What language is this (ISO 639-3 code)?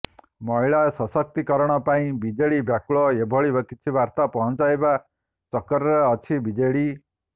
ori